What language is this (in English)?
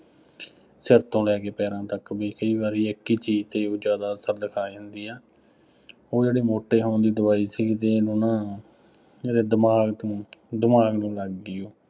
Punjabi